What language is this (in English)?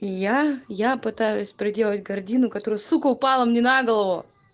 Russian